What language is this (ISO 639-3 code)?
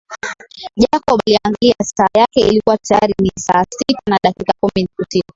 swa